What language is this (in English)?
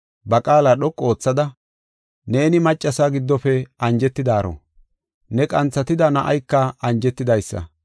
Gofa